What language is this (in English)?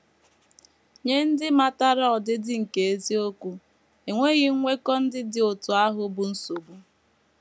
Igbo